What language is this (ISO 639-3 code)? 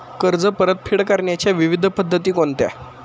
mar